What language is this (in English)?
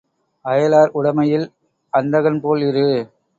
Tamil